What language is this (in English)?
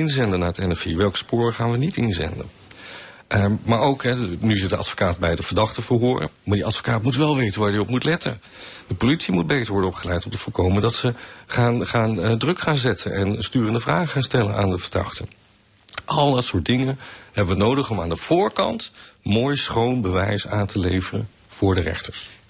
Dutch